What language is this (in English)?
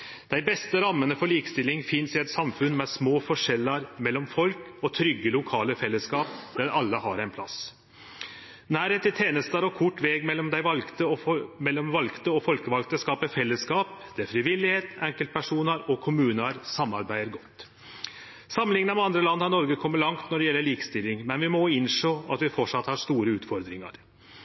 Norwegian Nynorsk